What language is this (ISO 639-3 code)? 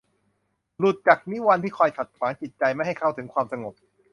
tha